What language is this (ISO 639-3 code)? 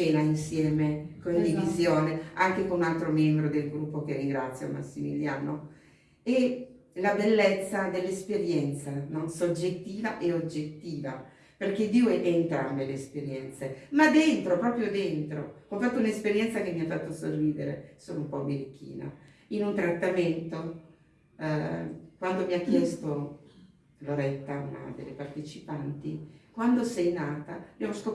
ita